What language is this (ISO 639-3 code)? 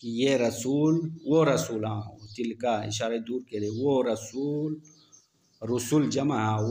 hin